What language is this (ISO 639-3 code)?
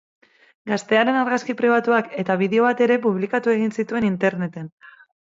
eus